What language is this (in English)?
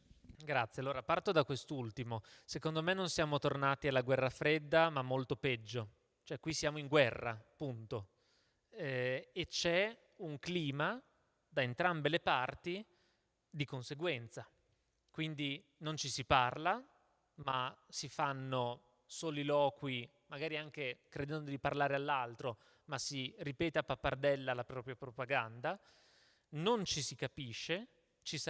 Italian